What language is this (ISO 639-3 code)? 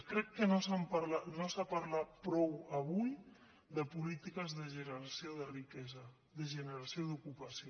cat